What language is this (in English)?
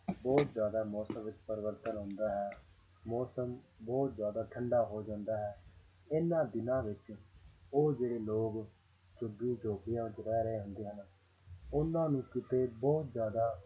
Punjabi